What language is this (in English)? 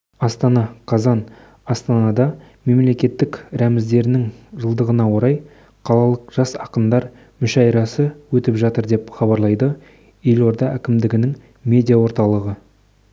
Kazakh